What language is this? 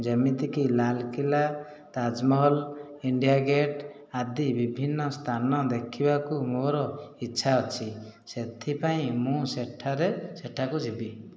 Odia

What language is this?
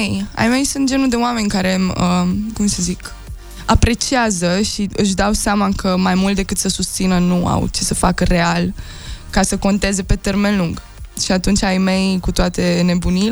Romanian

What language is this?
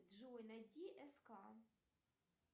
Russian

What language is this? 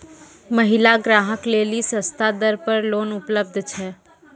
Maithili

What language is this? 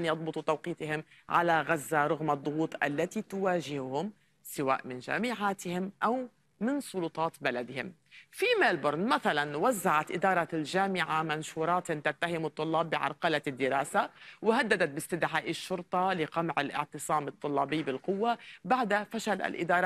Arabic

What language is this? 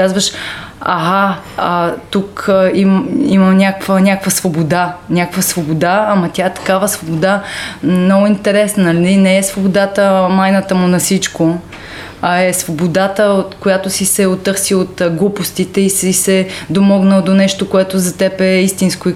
Bulgarian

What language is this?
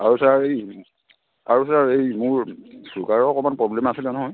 Assamese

